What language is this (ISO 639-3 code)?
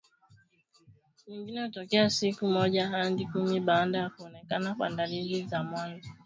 swa